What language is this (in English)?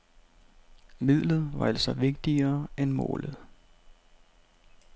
Danish